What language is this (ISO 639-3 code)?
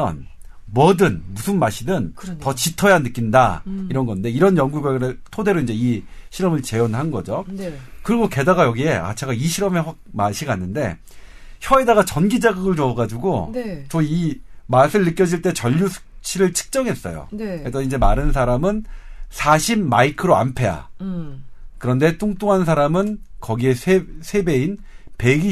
kor